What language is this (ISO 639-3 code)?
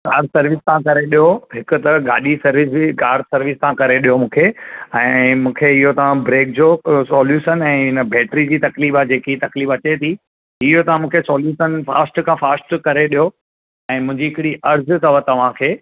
snd